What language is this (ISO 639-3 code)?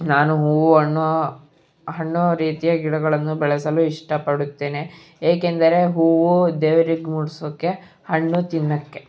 kan